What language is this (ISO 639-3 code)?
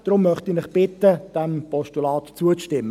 gsw